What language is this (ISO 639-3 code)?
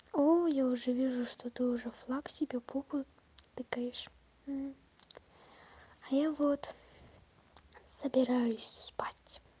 rus